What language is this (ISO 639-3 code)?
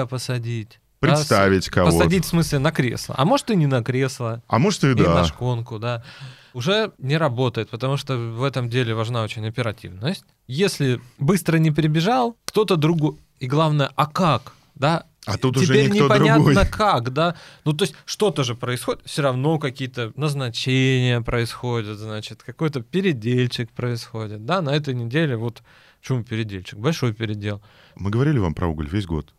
rus